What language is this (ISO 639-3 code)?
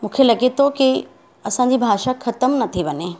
snd